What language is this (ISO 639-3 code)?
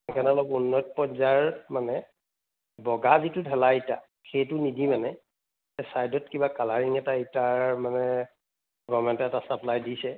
asm